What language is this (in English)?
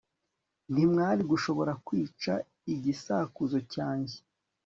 Kinyarwanda